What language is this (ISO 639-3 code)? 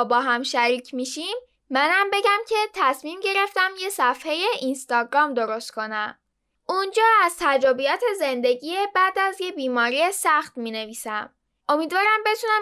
fas